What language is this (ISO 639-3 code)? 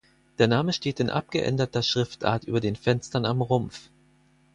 deu